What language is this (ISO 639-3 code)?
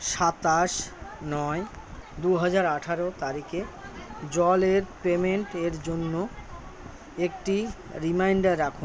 ben